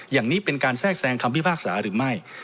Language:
Thai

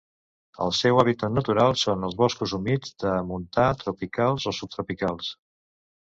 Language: Catalan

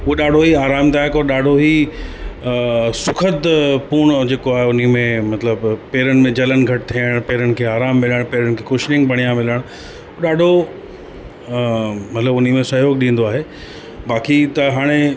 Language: Sindhi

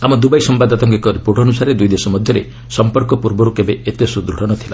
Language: Odia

